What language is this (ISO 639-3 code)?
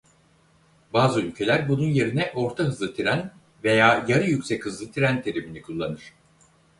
tur